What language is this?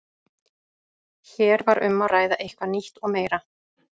Icelandic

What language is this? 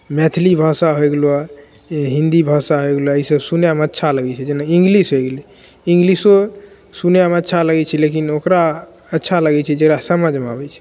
Maithili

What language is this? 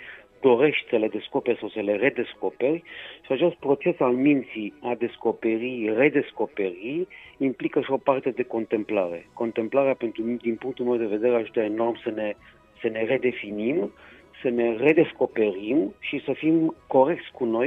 Romanian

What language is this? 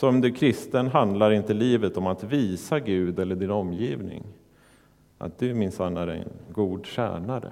Swedish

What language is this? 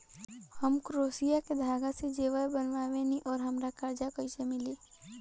Bhojpuri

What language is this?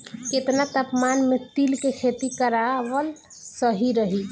Bhojpuri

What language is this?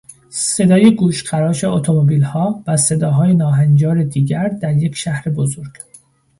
Persian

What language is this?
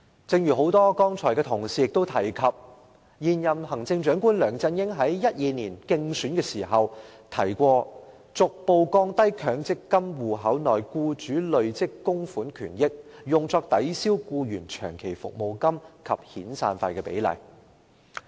Cantonese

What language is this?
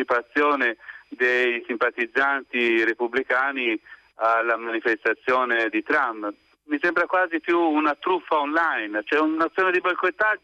Italian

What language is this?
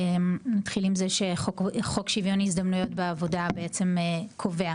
Hebrew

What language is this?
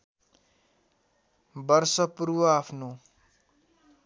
Nepali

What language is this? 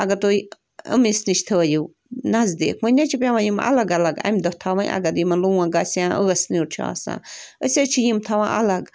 Kashmiri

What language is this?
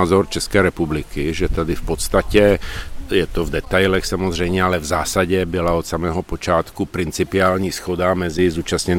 Czech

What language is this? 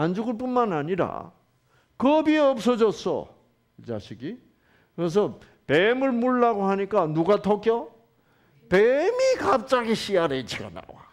Korean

